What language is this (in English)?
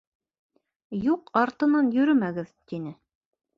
Bashkir